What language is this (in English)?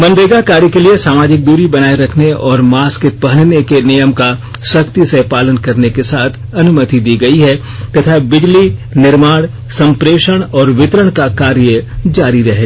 Hindi